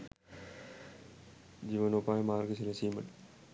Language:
Sinhala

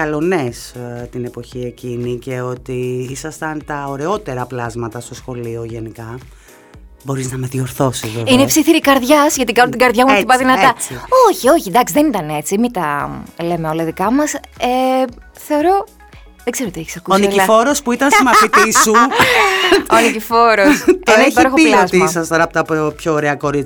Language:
Greek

